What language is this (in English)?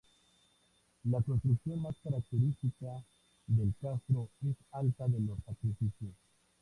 Spanish